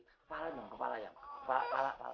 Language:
Indonesian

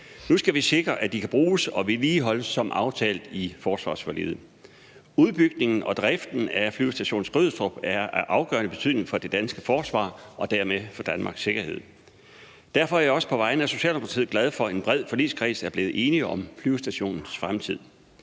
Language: Danish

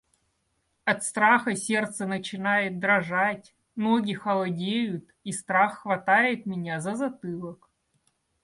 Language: Russian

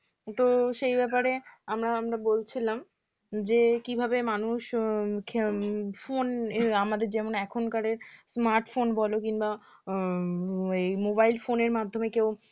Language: Bangla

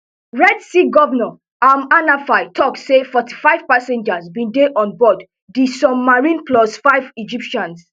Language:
Nigerian Pidgin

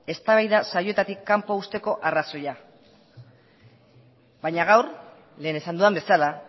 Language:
Basque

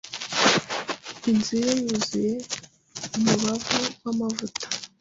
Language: Kinyarwanda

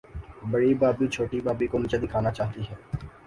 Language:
Urdu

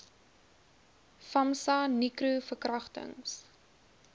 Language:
Afrikaans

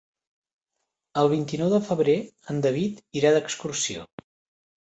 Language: Catalan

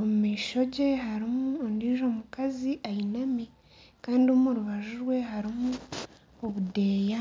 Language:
Nyankole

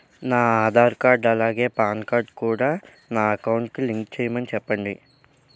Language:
Telugu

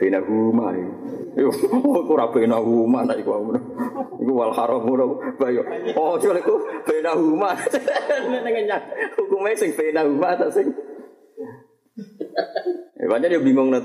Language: Malay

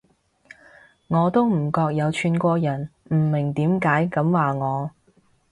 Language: Cantonese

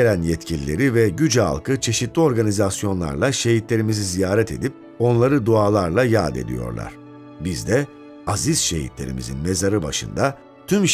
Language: Turkish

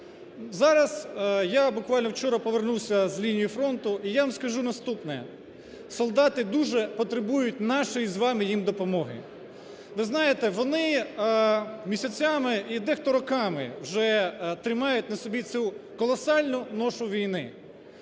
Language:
Ukrainian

